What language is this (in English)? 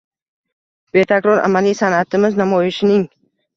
Uzbek